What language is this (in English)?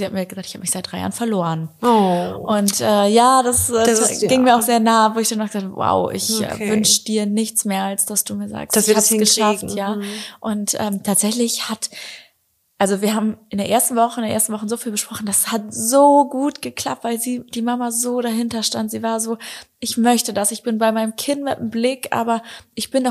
German